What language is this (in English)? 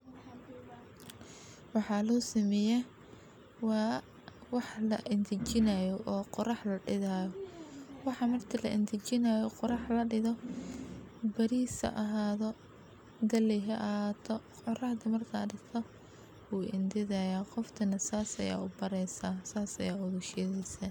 Somali